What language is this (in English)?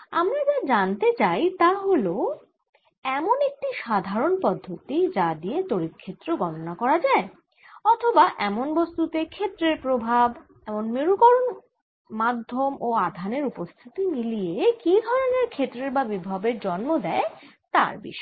Bangla